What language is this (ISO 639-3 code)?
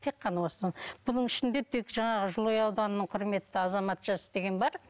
kaz